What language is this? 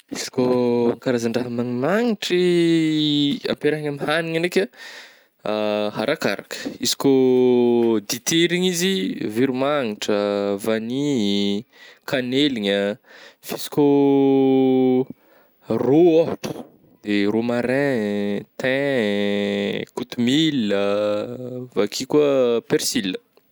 Northern Betsimisaraka Malagasy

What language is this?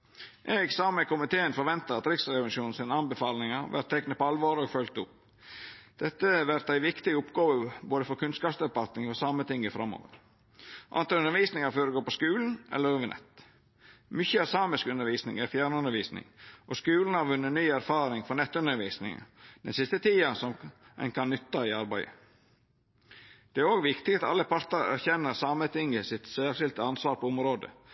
Norwegian Nynorsk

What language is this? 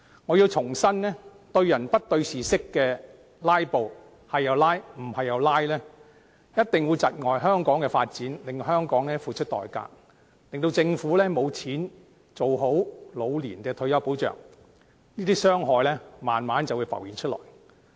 Cantonese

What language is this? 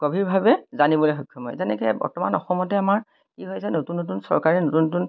Assamese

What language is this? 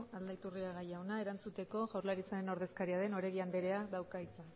Basque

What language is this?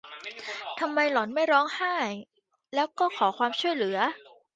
Thai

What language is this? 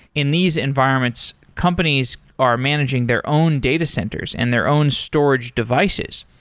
English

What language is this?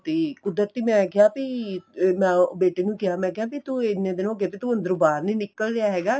Punjabi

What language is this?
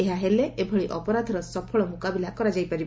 Odia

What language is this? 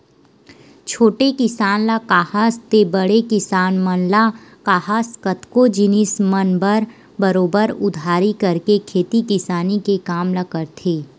Chhattisgarhi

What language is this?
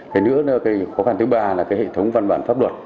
Vietnamese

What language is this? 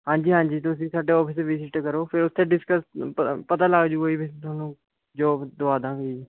Punjabi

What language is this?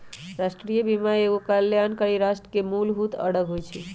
Magahi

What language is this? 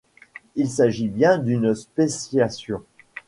French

